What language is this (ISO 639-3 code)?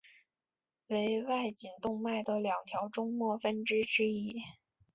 zho